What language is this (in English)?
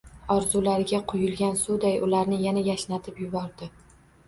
Uzbek